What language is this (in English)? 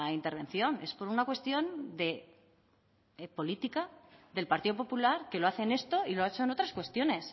Spanish